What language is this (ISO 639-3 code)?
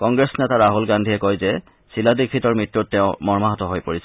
asm